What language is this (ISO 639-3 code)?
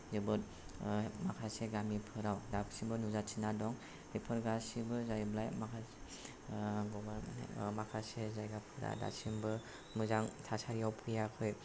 brx